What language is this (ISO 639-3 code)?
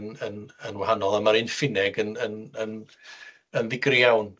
cym